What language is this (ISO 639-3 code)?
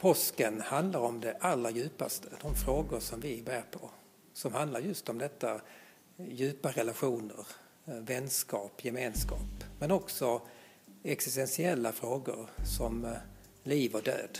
swe